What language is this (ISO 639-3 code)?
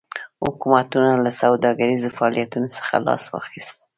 pus